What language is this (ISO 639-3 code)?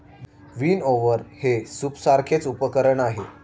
mar